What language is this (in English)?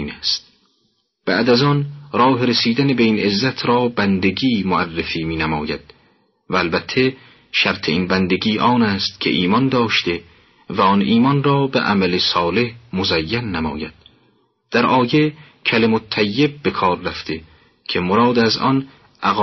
Persian